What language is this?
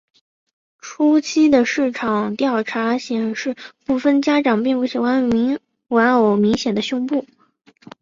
Chinese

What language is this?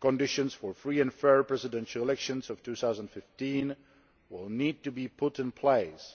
English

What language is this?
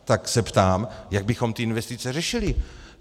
Czech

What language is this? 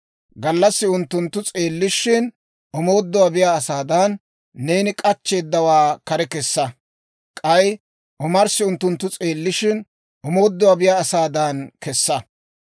Dawro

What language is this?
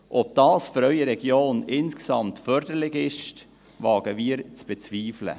Swiss German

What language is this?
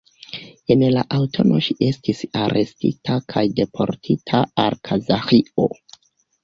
Esperanto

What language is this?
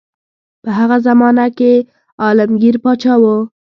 Pashto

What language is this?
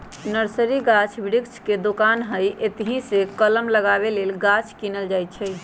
Magahi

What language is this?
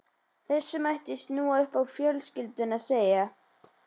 Icelandic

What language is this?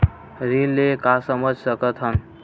Chhattisgarhi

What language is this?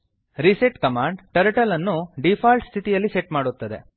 Kannada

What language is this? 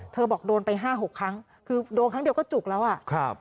Thai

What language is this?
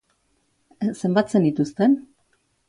Basque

